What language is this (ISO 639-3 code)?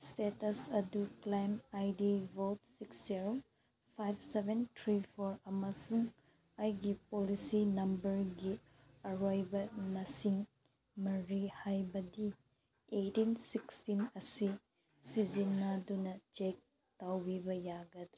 mni